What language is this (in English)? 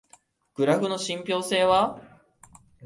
Japanese